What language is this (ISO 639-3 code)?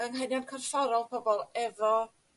cym